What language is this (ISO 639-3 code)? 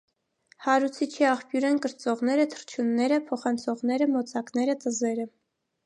hye